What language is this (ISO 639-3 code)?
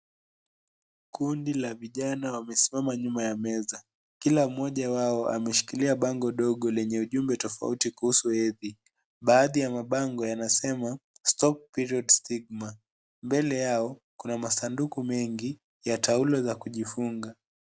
swa